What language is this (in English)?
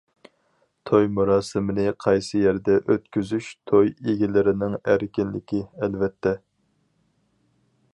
Uyghur